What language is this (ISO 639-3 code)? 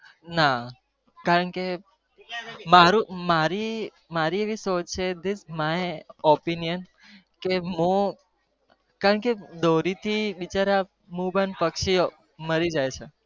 guj